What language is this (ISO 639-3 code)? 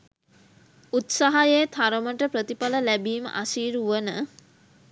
sin